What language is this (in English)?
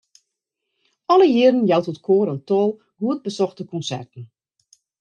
Western Frisian